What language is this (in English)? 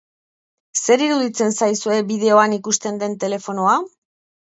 Basque